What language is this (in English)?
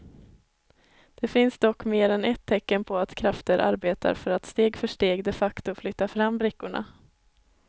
Swedish